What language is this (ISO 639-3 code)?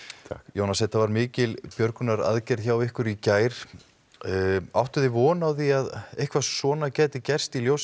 isl